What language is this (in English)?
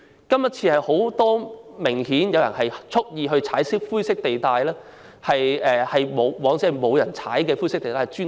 Cantonese